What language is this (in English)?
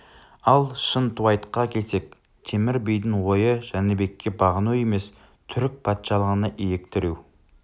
Kazakh